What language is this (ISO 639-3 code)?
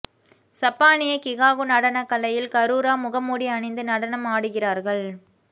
tam